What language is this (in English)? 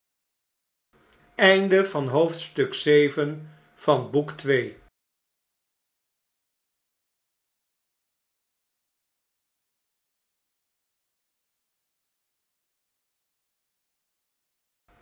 Dutch